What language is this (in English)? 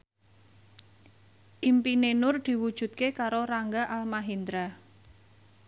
Javanese